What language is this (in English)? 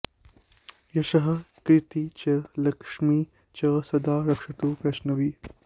Sanskrit